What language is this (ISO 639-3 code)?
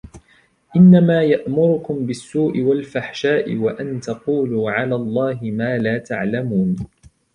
ara